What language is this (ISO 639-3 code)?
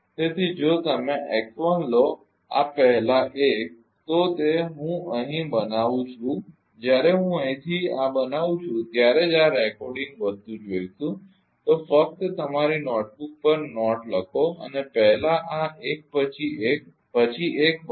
guj